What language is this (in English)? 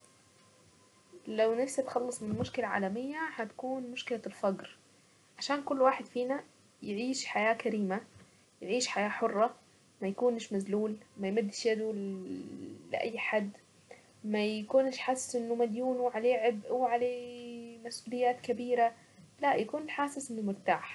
Saidi Arabic